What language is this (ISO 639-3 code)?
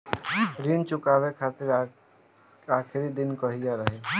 bho